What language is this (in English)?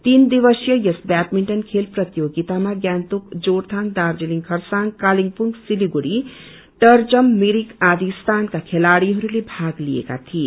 Nepali